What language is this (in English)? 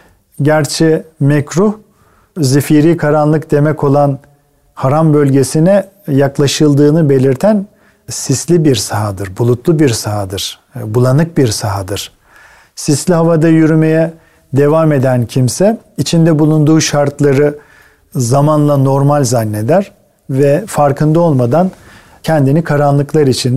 Turkish